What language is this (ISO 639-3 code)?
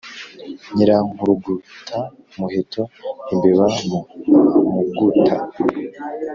kin